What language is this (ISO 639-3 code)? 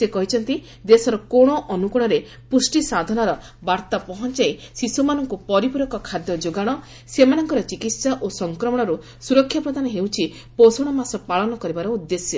ori